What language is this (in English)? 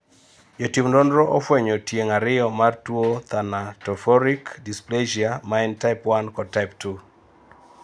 Luo (Kenya and Tanzania)